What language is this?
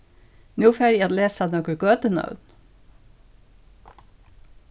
Faroese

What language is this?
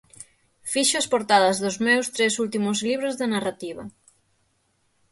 Galician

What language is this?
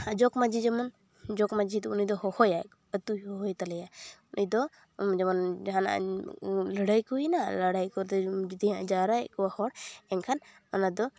Santali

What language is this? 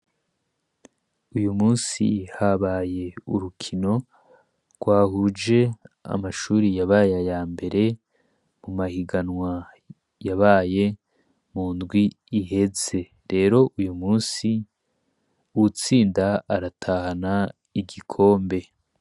Rundi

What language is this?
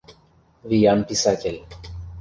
Mari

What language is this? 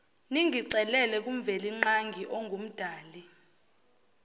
Zulu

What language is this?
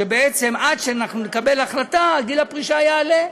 Hebrew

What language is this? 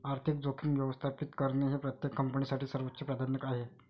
Marathi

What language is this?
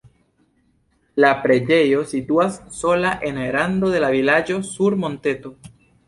Esperanto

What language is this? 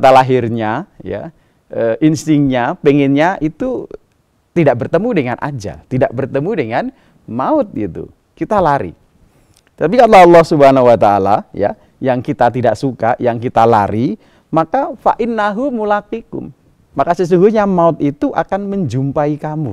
Indonesian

